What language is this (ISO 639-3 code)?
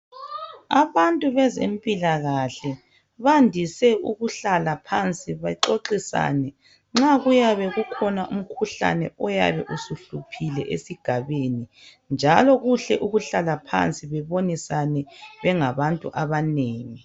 nde